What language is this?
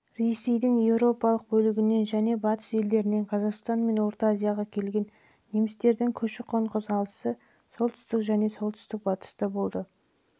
Kazakh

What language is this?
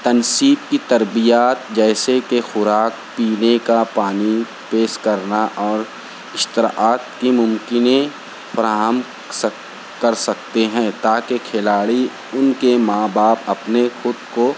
Urdu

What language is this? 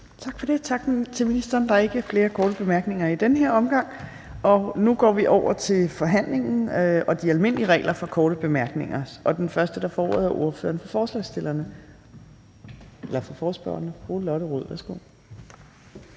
Danish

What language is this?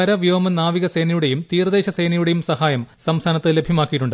Malayalam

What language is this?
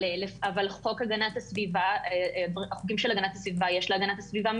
Hebrew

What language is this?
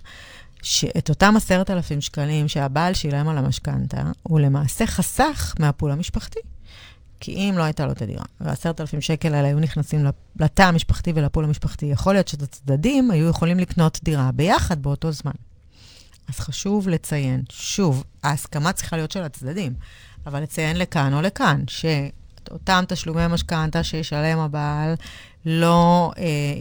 Hebrew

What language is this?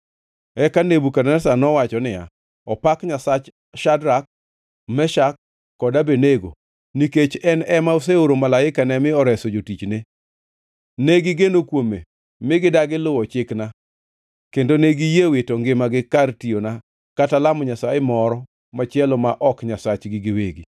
Luo (Kenya and Tanzania)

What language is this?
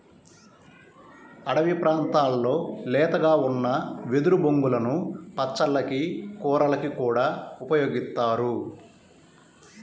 Telugu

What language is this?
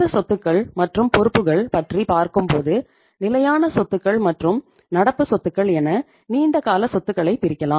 Tamil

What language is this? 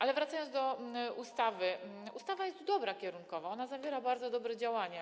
Polish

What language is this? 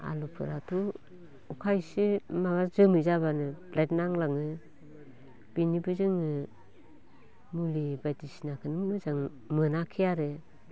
Bodo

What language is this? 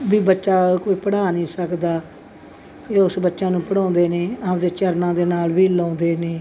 Punjabi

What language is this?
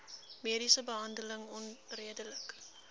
Afrikaans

